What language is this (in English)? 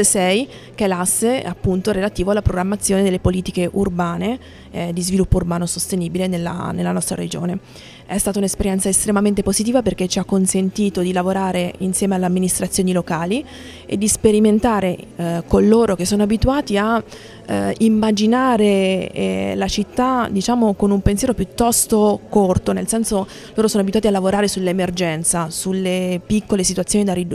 Italian